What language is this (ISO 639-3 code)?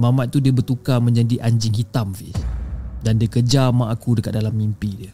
msa